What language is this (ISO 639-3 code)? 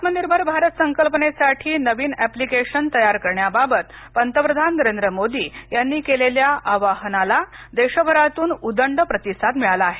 mar